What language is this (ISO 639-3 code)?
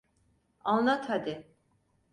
tur